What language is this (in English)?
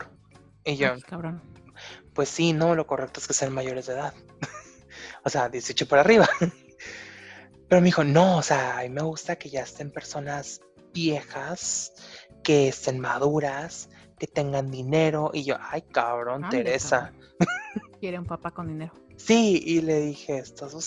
Spanish